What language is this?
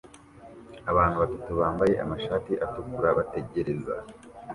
Kinyarwanda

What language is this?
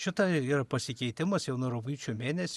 Lithuanian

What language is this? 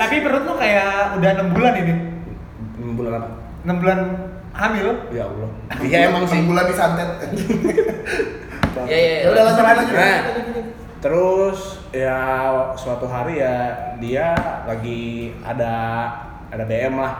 Indonesian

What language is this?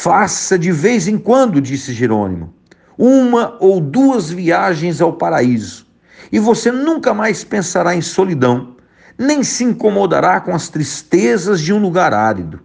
Portuguese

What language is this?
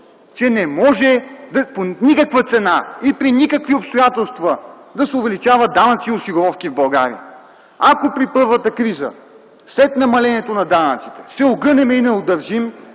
Bulgarian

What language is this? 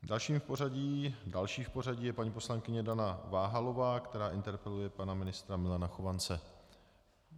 Czech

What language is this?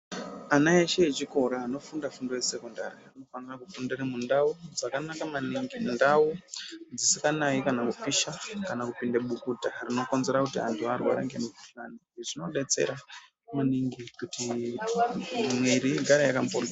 Ndau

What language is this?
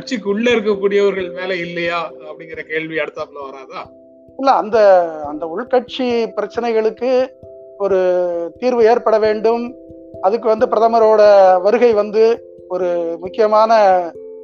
Tamil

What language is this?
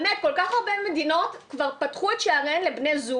Hebrew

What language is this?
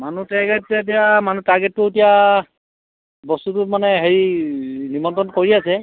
Assamese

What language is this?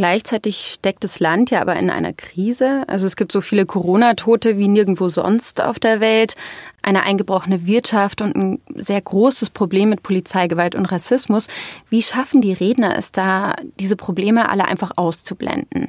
German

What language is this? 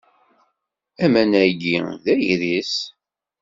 Kabyle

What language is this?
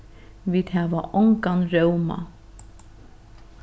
Faroese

